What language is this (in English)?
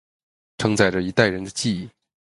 Chinese